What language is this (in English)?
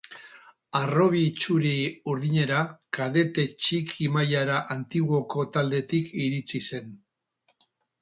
Basque